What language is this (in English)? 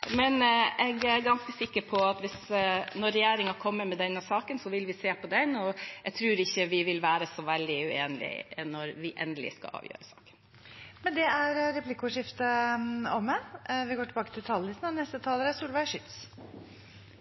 Norwegian